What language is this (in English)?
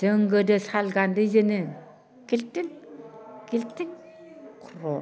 Bodo